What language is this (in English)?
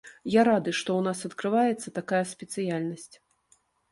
Belarusian